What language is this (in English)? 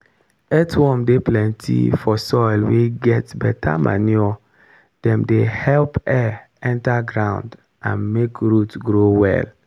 Nigerian Pidgin